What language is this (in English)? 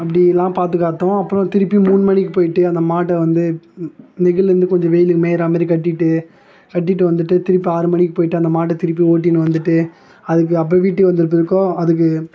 Tamil